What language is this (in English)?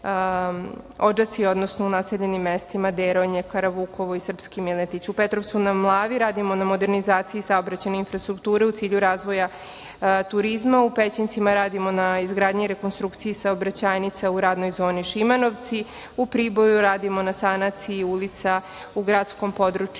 Serbian